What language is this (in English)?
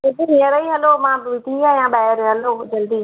Sindhi